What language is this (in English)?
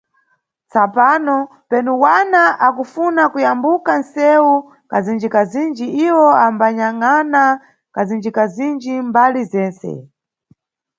Nyungwe